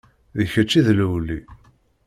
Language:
Kabyle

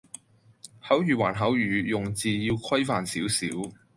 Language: Cantonese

